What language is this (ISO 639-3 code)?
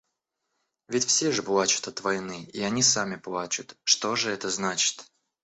rus